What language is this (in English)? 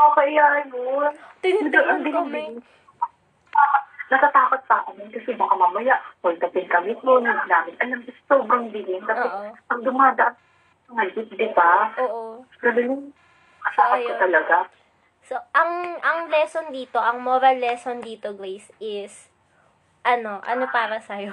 Filipino